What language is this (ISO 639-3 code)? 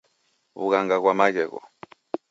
dav